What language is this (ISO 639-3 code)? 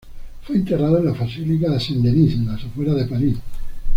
spa